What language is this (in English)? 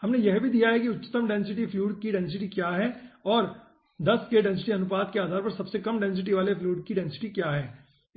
Hindi